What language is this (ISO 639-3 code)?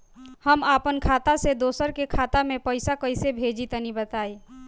bho